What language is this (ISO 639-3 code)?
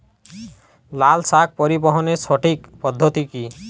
ben